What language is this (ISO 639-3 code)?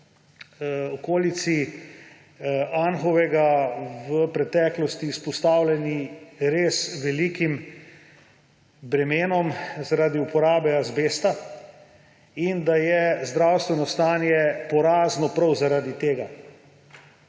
slv